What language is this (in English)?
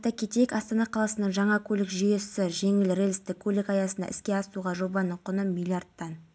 Kazakh